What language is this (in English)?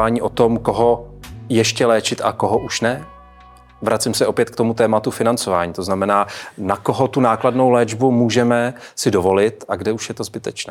Czech